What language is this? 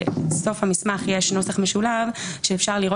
Hebrew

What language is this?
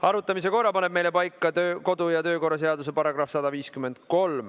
Estonian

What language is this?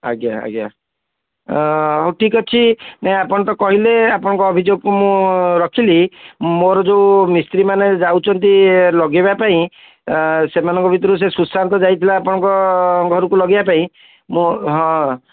Odia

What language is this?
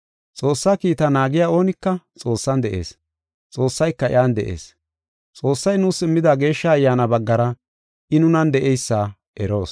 Gofa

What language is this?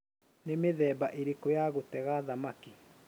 Kikuyu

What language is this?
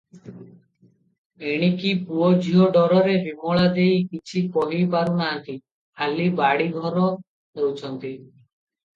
Odia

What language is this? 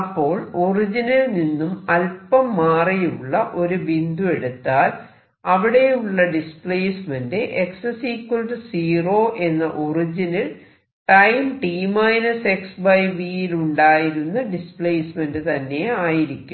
Malayalam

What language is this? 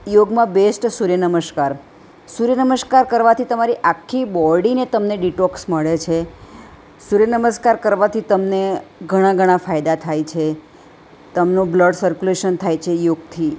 Gujarati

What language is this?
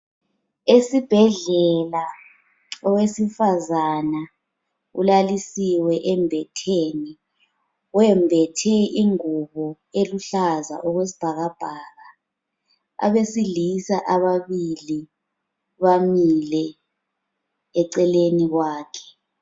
North Ndebele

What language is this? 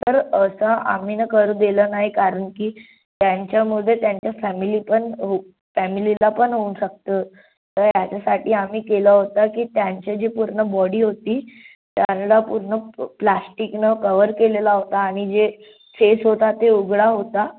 Marathi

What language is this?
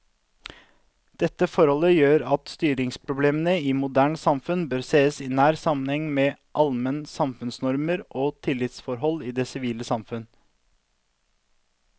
Norwegian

